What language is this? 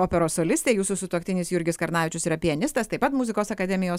Lithuanian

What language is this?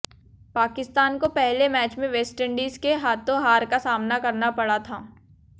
Hindi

